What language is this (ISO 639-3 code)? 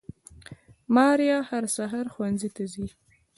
pus